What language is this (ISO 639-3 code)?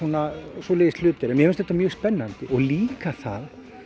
isl